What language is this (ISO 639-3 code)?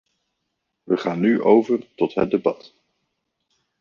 nld